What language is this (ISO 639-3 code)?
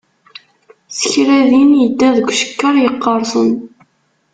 kab